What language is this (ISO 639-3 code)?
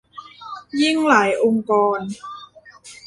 tha